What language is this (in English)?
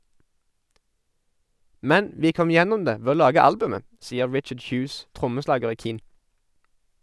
Norwegian